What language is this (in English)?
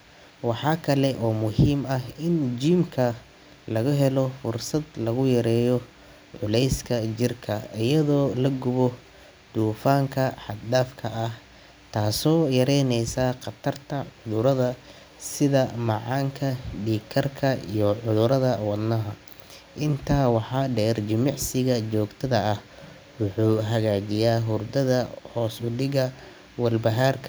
Somali